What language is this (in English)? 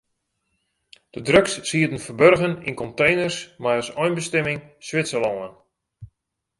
Western Frisian